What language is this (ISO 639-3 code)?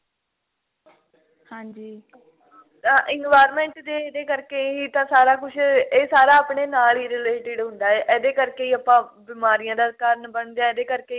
pan